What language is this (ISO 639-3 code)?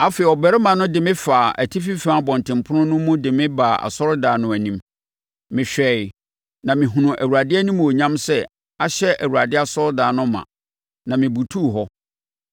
aka